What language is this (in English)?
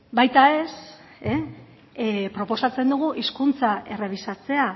Basque